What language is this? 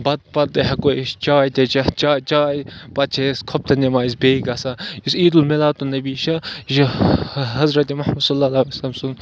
Kashmiri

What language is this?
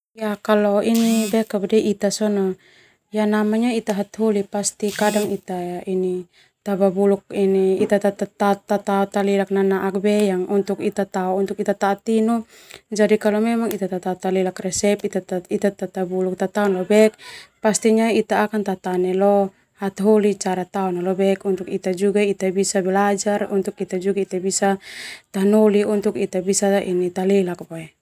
Termanu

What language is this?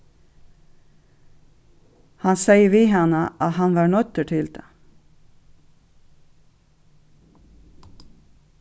Faroese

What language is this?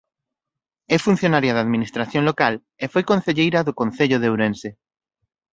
Galician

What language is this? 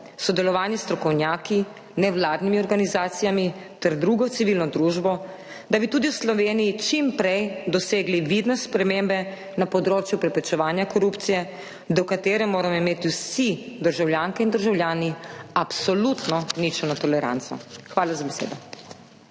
Slovenian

